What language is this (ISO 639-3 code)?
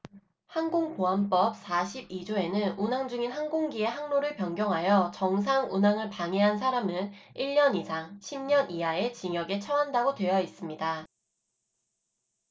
kor